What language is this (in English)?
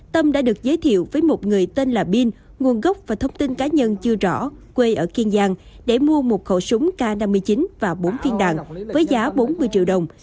Vietnamese